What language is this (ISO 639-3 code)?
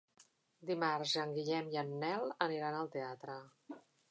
cat